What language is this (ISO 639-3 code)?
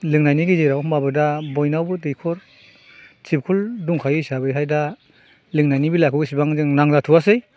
brx